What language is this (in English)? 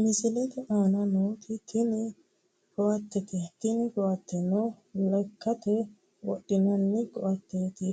Sidamo